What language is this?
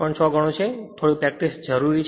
Gujarati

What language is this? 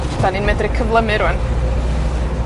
Welsh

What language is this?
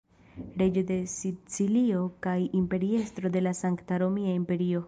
Esperanto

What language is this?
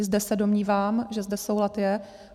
Czech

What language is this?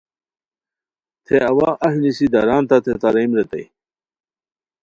Khowar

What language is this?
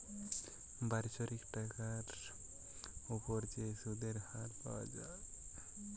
Bangla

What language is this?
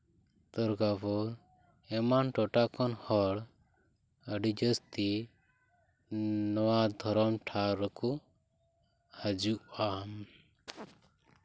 Santali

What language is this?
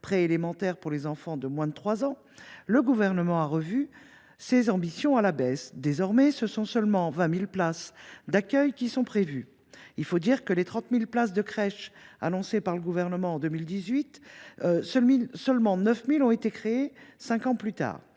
French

